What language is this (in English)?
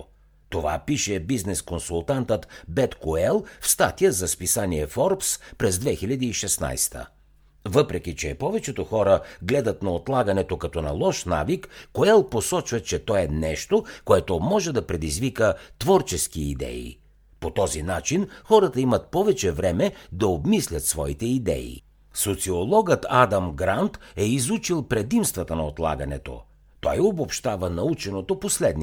Bulgarian